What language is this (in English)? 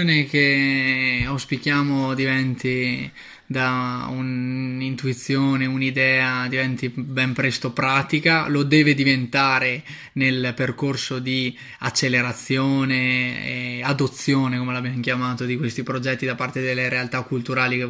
Italian